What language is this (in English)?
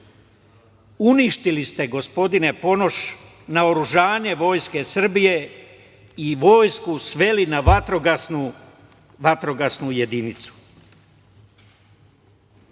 Serbian